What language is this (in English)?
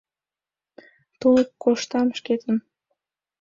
Mari